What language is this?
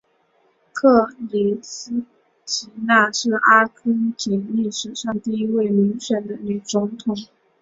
Chinese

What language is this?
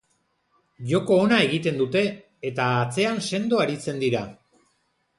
Basque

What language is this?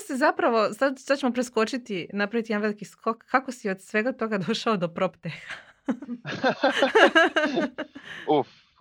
Croatian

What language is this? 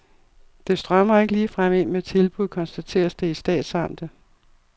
Danish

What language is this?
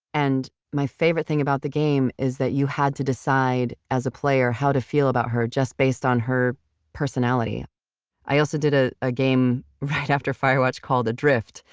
English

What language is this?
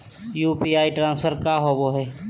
Magahi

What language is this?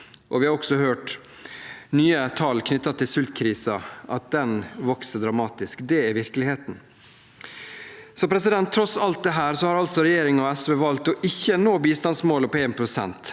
Norwegian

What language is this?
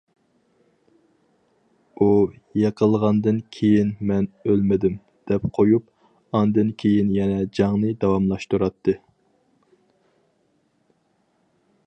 Uyghur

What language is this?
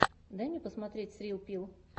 Russian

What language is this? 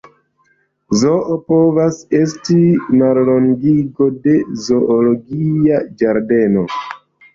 Esperanto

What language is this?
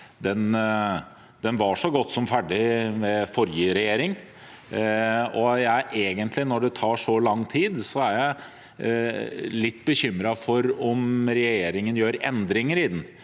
Norwegian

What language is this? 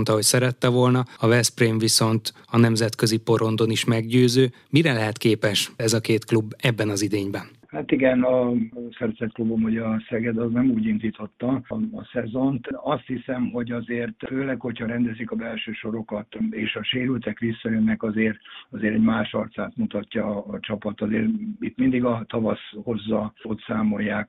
Hungarian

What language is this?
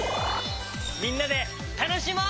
Japanese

